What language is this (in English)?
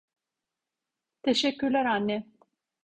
Turkish